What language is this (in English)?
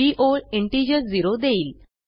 Marathi